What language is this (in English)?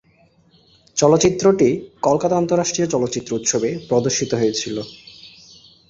Bangla